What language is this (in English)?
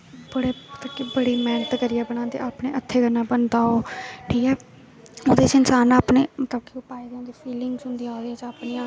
Dogri